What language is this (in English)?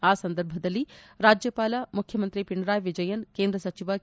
Kannada